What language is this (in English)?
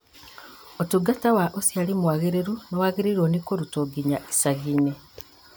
Kikuyu